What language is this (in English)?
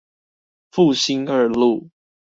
Chinese